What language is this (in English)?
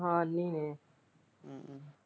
Punjabi